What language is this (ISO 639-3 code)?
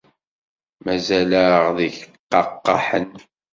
kab